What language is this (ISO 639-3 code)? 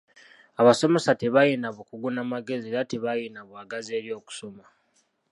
lug